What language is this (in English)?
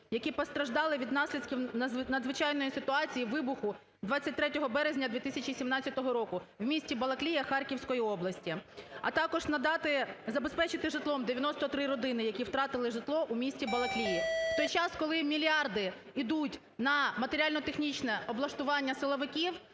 Ukrainian